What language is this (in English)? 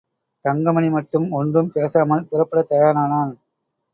Tamil